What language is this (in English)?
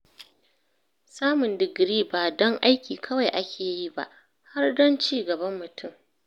Hausa